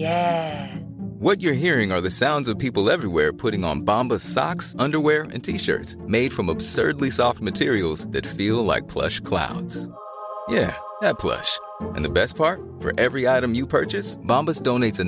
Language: Swedish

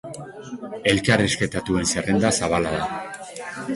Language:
Basque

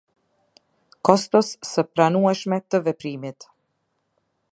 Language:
Albanian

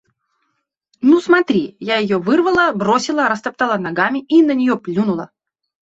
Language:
Russian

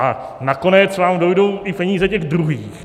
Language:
Czech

